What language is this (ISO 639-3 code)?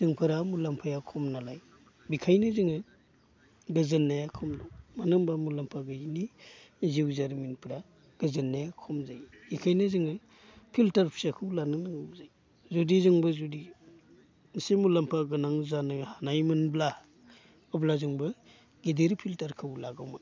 brx